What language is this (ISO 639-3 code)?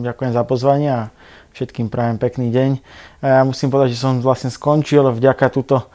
slk